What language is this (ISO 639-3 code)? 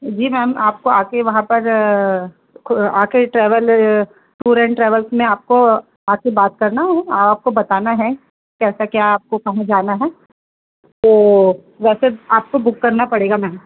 hin